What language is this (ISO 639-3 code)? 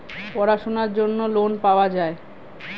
ben